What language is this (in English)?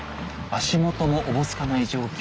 Japanese